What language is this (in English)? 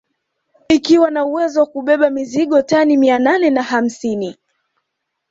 Swahili